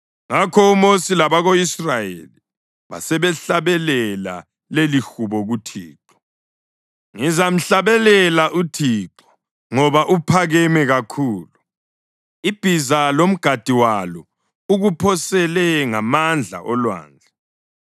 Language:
North Ndebele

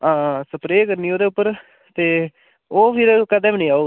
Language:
Dogri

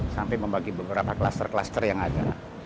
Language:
Indonesian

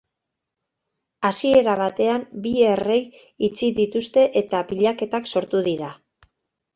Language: Basque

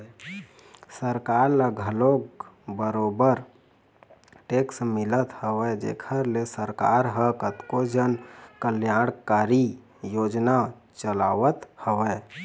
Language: Chhattisgarhi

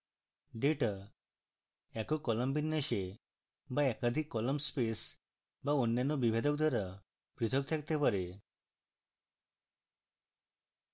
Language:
Bangla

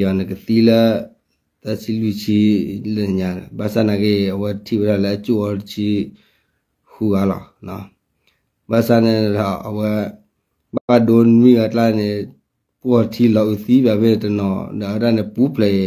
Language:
Thai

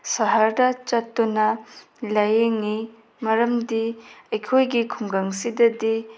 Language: Manipuri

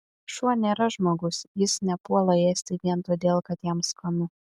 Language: Lithuanian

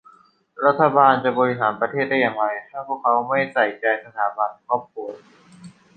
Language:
Thai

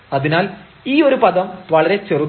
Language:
Malayalam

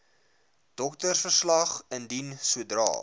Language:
Afrikaans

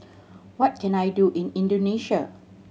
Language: English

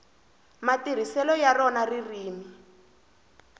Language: Tsonga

